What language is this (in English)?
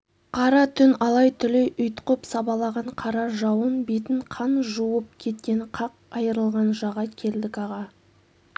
Kazakh